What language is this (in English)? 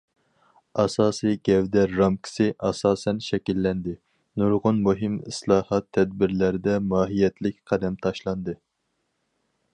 Uyghur